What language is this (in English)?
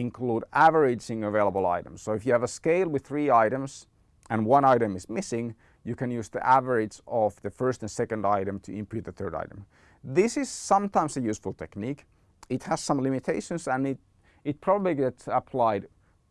English